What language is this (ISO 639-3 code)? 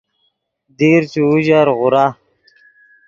ydg